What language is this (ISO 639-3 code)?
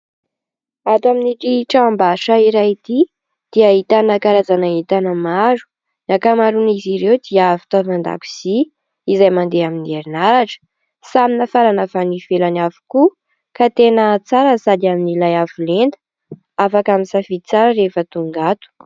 mlg